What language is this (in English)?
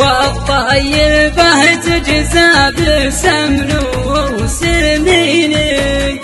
Arabic